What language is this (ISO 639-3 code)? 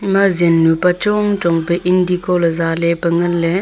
nnp